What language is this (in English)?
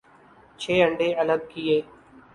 Urdu